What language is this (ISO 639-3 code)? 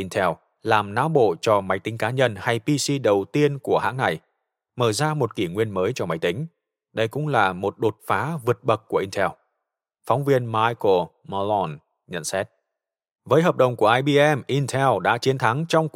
vie